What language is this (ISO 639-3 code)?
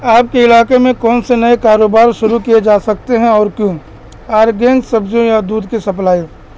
urd